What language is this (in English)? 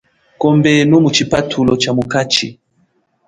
Chokwe